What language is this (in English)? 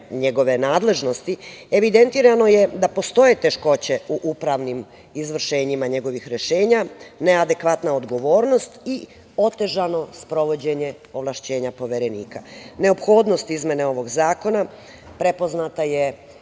Serbian